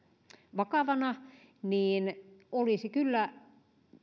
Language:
Finnish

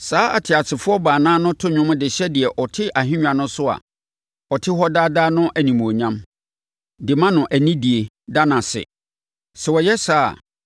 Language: Akan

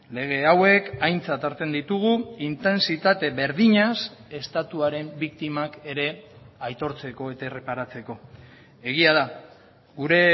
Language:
Basque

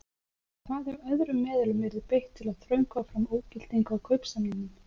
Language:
Icelandic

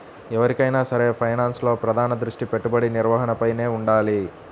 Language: Telugu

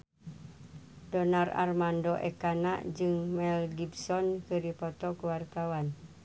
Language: Sundanese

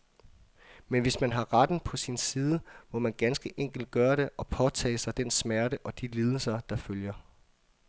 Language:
Danish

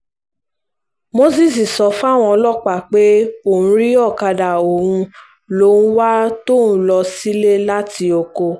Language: Yoruba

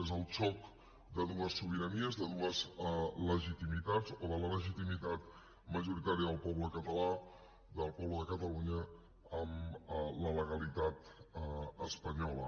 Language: Catalan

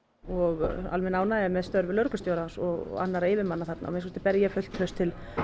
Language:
Icelandic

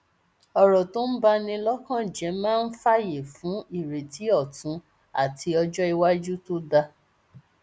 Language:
Yoruba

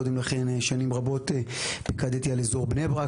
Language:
Hebrew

